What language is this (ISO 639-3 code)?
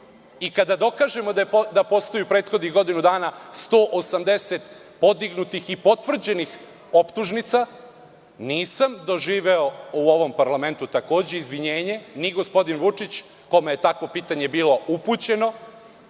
srp